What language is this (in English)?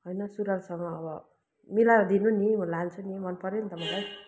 Nepali